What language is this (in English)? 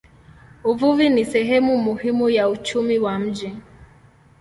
Swahili